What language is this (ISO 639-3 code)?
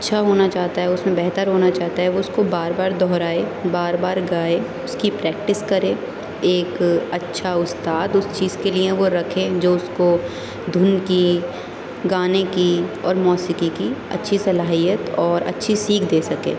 urd